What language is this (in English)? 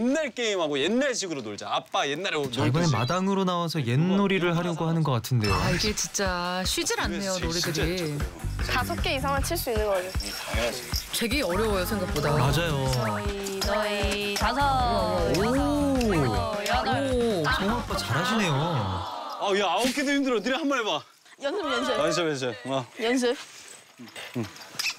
Korean